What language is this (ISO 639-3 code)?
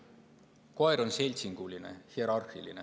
est